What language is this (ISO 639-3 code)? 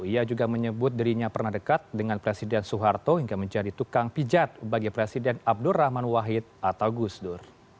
ind